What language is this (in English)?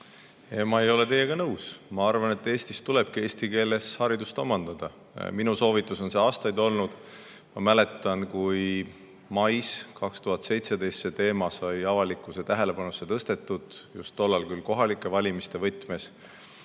Estonian